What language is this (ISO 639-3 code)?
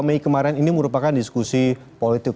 ind